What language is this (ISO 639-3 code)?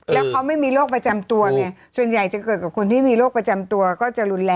tha